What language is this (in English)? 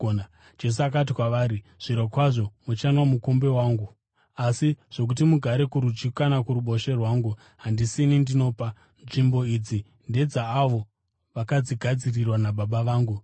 Shona